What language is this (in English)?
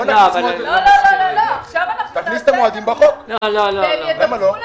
Hebrew